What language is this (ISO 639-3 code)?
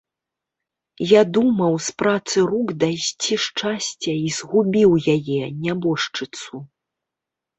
bel